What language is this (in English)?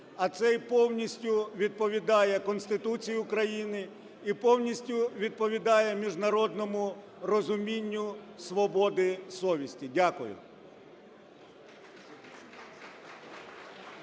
Ukrainian